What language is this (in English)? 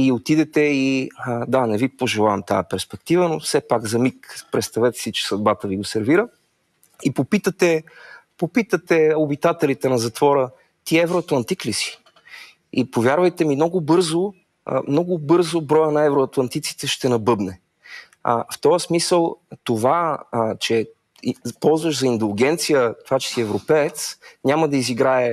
Bulgarian